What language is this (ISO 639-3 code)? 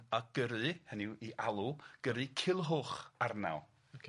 cym